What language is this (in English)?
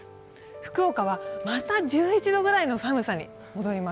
Japanese